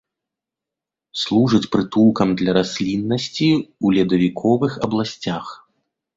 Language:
Belarusian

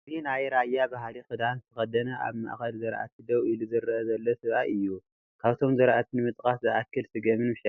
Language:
Tigrinya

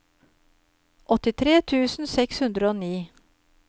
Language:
Norwegian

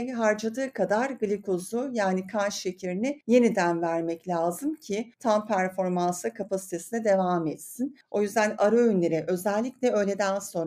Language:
Turkish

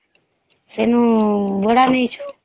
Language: Odia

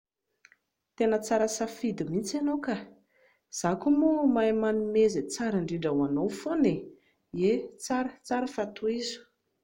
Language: Malagasy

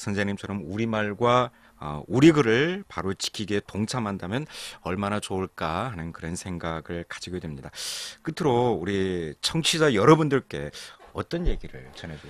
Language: Korean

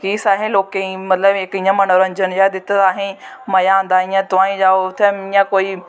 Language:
Dogri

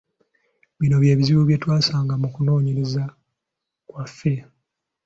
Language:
Ganda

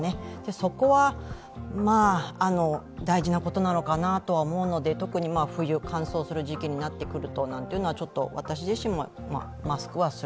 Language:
Japanese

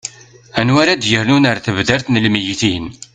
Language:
Kabyle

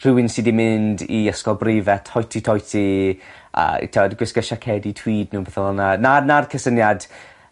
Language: Welsh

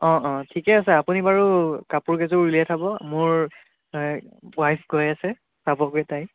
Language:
Assamese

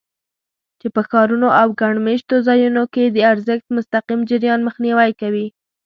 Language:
Pashto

